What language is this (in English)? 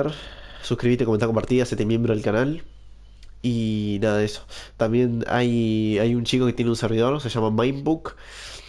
Spanish